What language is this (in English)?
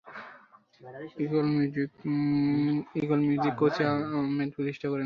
Bangla